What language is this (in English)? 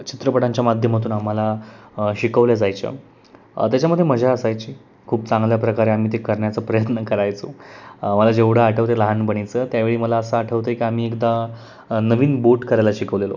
Marathi